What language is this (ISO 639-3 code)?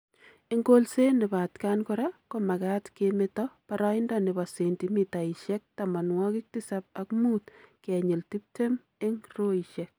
kln